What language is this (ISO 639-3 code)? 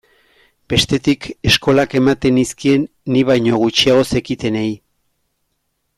eus